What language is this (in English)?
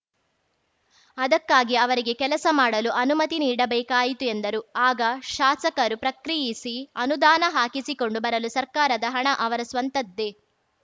Kannada